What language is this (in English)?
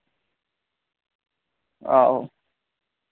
Dogri